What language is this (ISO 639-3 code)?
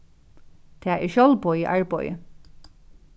fao